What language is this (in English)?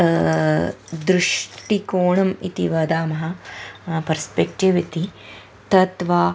Sanskrit